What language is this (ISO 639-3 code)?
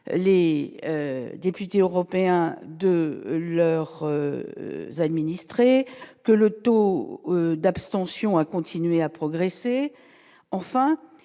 fra